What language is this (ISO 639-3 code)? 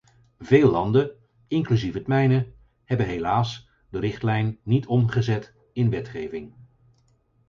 nld